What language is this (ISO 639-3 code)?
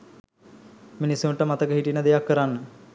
sin